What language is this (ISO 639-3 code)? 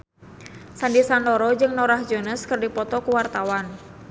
sun